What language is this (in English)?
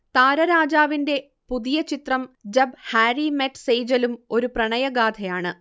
Malayalam